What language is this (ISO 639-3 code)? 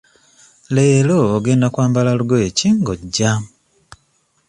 lug